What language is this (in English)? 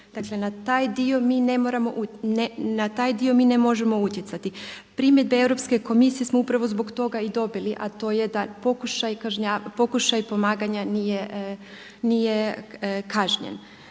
Croatian